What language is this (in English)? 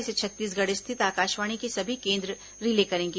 Hindi